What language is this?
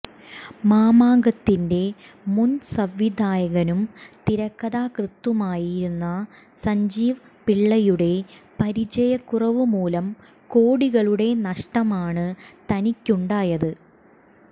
Malayalam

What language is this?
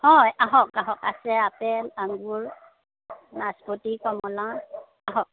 Assamese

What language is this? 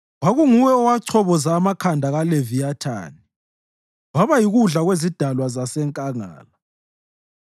North Ndebele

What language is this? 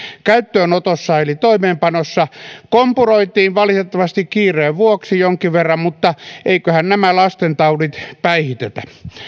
Finnish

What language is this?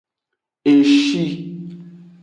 Aja (Benin)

